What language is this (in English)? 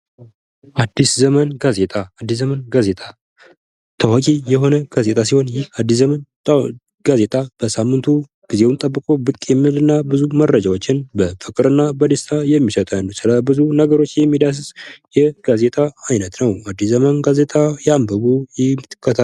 Amharic